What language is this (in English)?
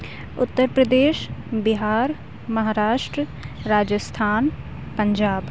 Urdu